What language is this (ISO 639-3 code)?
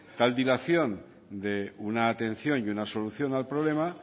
spa